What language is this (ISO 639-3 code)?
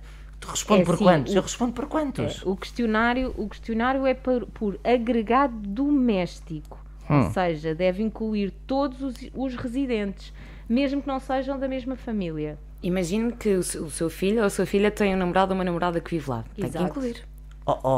por